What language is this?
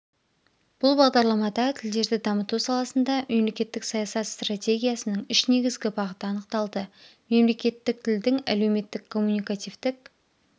Kazakh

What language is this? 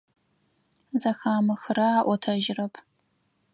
Adyghe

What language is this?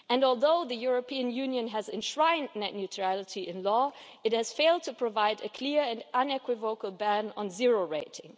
English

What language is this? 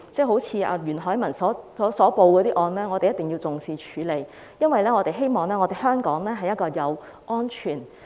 Cantonese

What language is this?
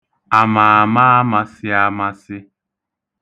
Igbo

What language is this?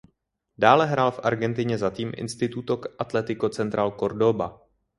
Czech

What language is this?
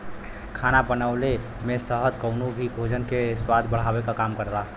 Bhojpuri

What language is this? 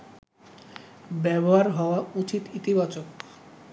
Bangla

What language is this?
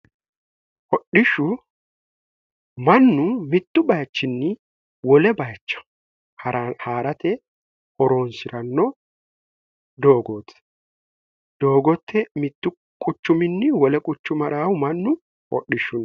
Sidamo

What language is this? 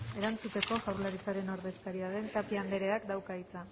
Basque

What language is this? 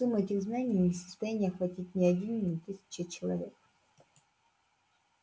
Russian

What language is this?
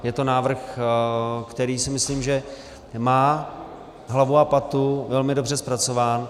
Czech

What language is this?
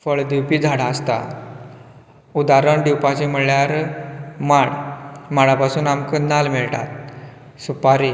Konkani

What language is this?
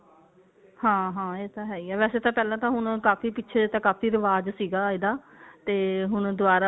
Punjabi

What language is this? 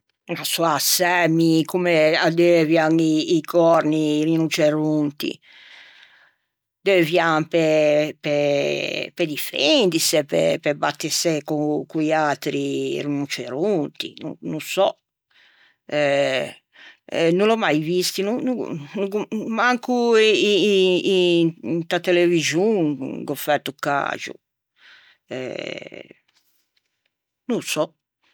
Ligurian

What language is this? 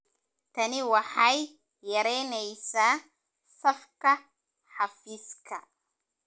Somali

